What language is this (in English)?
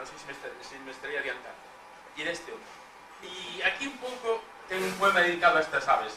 Spanish